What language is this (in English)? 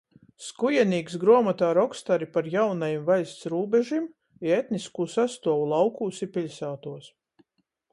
Latgalian